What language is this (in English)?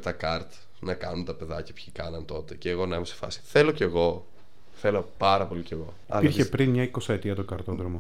Greek